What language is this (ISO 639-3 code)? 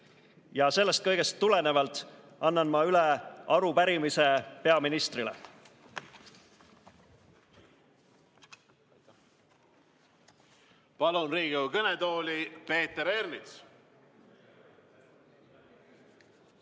est